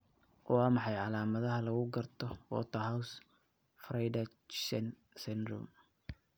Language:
Somali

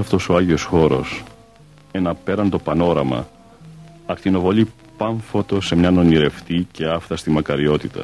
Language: Greek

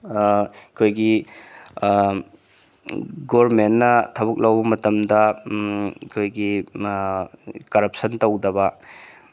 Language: Manipuri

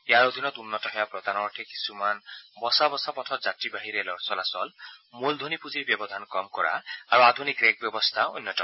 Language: Assamese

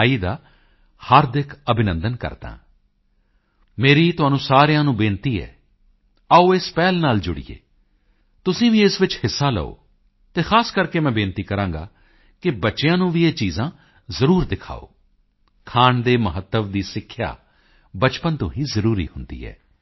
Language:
Punjabi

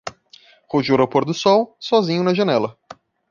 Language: Portuguese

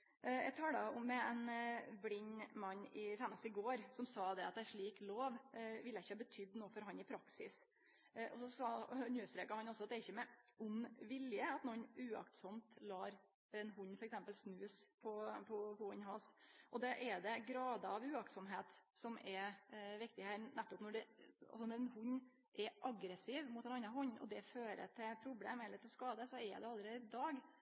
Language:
Norwegian Nynorsk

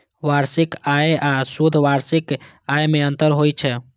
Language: Maithili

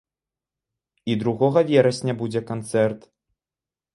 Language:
Belarusian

